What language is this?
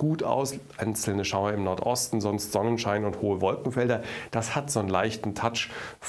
German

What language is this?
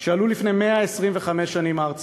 Hebrew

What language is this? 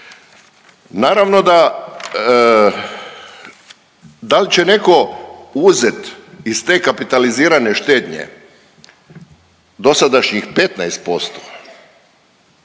Croatian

